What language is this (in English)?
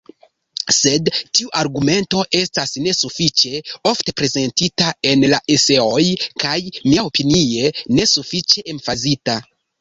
Esperanto